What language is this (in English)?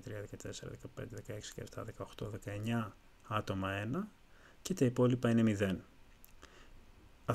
Greek